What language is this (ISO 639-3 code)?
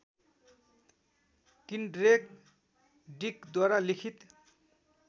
nep